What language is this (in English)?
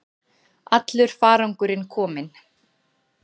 Icelandic